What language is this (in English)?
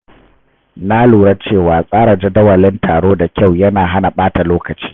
Hausa